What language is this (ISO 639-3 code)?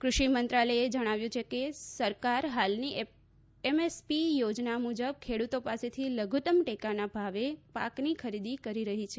guj